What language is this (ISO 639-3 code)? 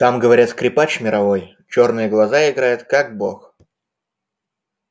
rus